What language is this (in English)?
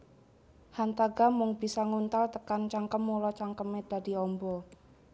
Javanese